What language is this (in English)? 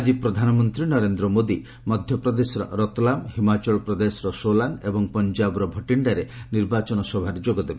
Odia